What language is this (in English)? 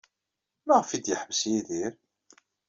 Kabyle